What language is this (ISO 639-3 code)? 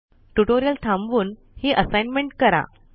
mar